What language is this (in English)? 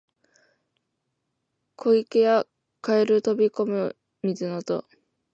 Japanese